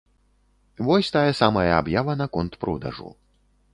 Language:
Belarusian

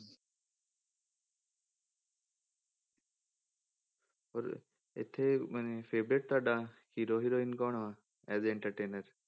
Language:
Punjabi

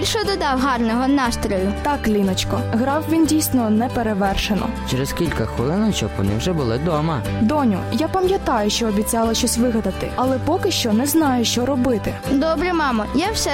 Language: Ukrainian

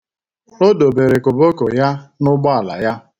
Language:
Igbo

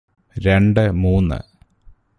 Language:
Malayalam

